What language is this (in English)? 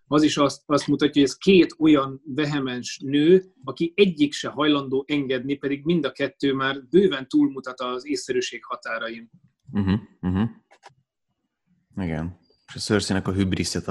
Hungarian